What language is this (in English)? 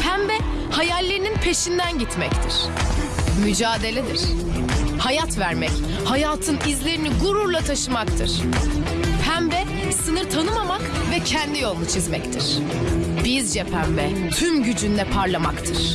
Turkish